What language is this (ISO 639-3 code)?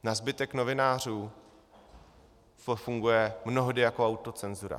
ces